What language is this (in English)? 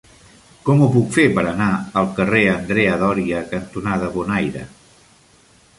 Catalan